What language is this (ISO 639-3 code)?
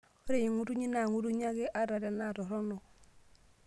mas